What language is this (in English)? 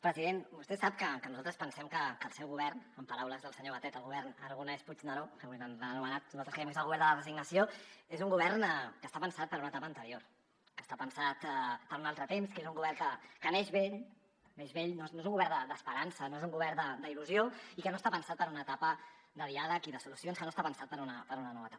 Catalan